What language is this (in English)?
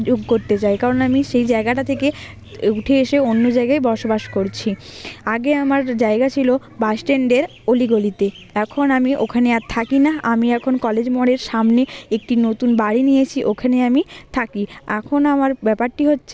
Bangla